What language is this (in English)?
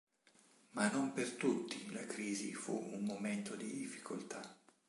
Italian